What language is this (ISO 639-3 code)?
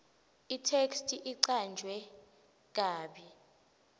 ssw